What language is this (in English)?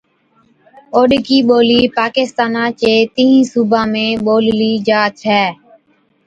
Od